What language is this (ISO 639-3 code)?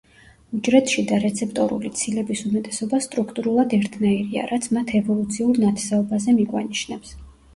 kat